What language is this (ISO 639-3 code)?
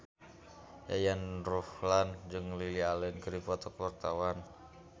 sun